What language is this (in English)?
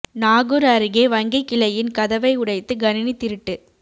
Tamil